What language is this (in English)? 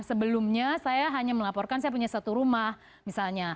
Indonesian